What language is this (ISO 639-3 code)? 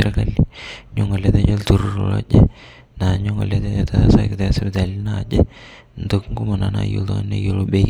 mas